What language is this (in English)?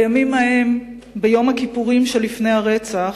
Hebrew